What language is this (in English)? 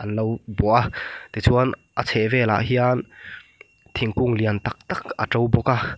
Mizo